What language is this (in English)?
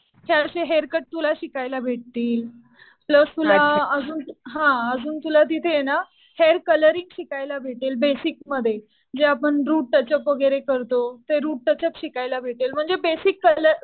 Marathi